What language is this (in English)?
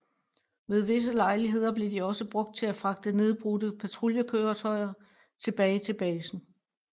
Danish